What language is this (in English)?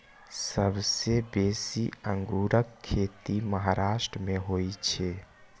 Maithili